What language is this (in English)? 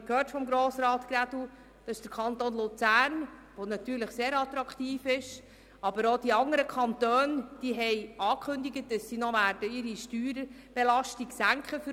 Swiss German